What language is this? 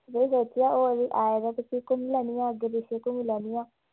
Dogri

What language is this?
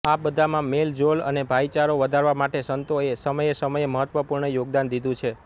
Gujarati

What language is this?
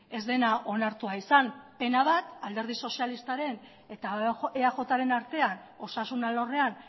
Basque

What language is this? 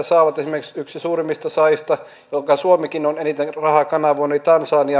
Finnish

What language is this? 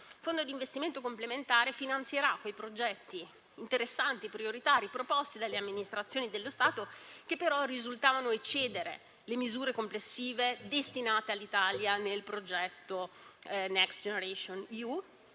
Italian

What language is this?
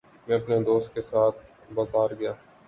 Urdu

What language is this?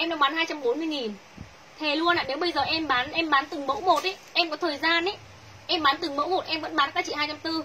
Vietnamese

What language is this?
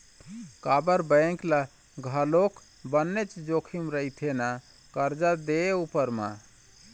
Chhattisgarhi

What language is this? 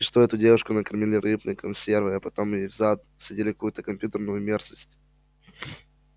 Russian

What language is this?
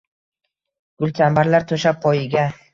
Uzbek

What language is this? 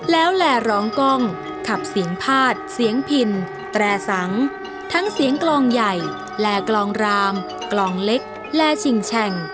Thai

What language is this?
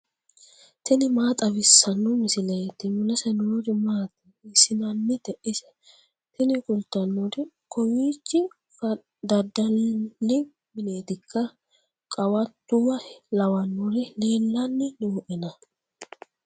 Sidamo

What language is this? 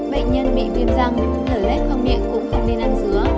Vietnamese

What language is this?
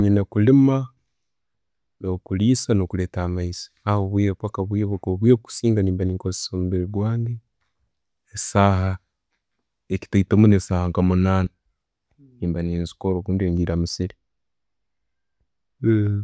Tooro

